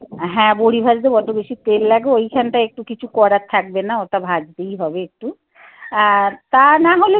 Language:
Bangla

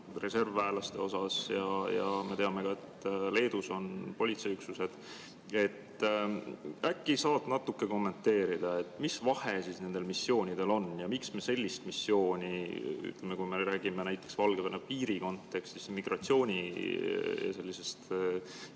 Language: Estonian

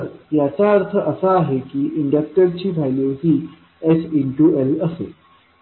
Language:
Marathi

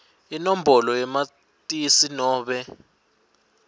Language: Swati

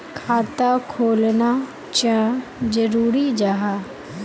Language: Magahi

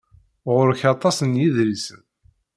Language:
Kabyle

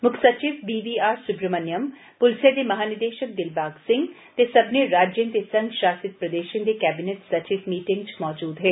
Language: Dogri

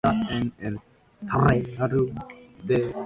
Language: English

